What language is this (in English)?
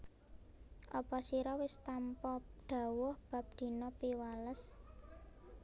Javanese